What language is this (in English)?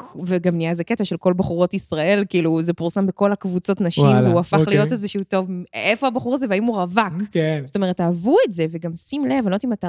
Hebrew